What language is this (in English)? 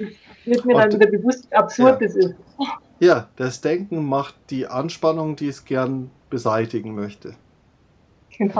German